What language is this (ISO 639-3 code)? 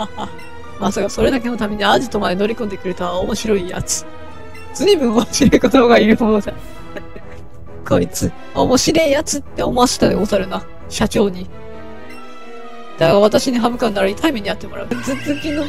jpn